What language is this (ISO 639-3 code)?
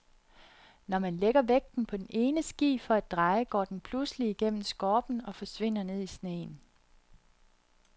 dan